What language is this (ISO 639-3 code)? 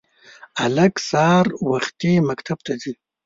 pus